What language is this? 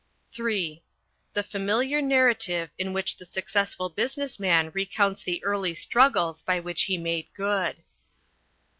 English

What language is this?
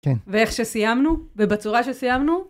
Hebrew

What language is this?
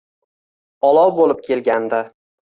Uzbek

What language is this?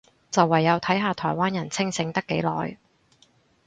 Cantonese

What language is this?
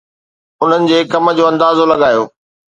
Sindhi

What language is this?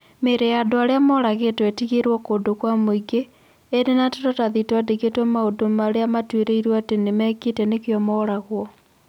Kikuyu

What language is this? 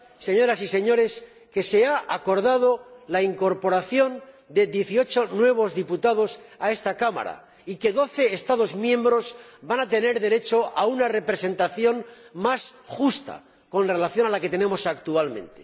Spanish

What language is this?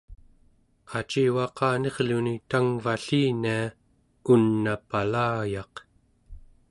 Central Yupik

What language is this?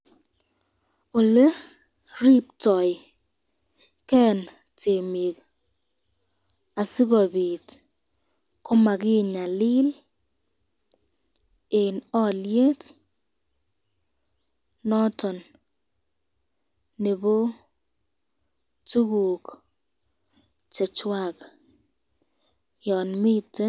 Kalenjin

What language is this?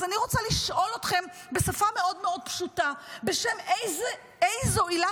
Hebrew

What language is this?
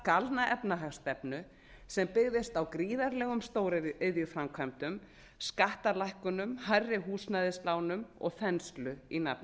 Icelandic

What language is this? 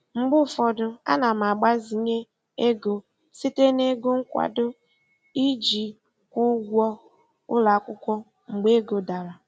Igbo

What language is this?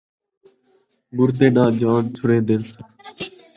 Saraiki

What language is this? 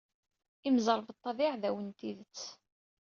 Kabyle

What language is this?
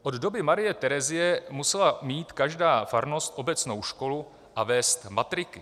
Czech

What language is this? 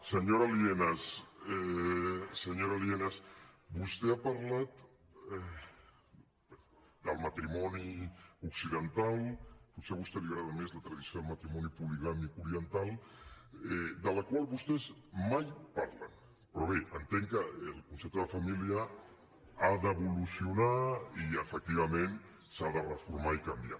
Catalan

